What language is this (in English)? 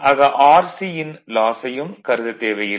Tamil